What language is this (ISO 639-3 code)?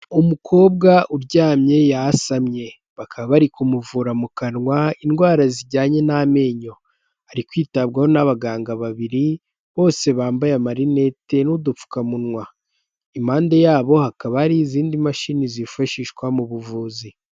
kin